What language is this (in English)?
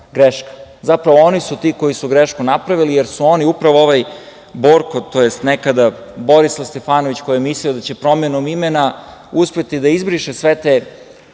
Serbian